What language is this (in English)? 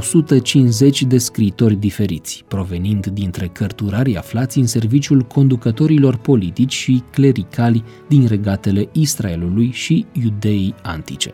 Romanian